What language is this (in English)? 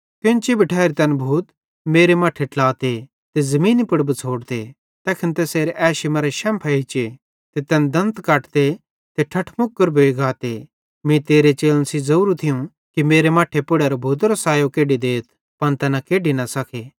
Bhadrawahi